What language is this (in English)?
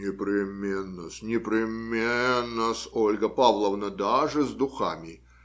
Russian